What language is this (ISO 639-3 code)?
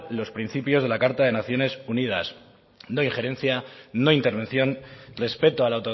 spa